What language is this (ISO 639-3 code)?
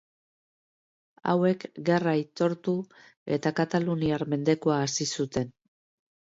eus